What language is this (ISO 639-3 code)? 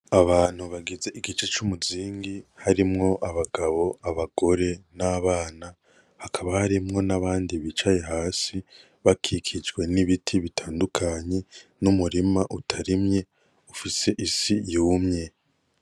run